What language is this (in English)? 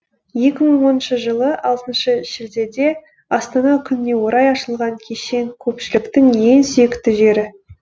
Kazakh